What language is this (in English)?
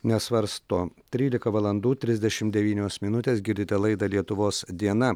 Lithuanian